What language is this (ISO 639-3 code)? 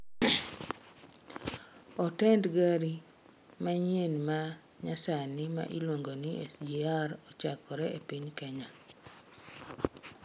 luo